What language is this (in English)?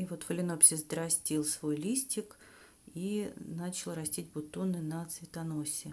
Russian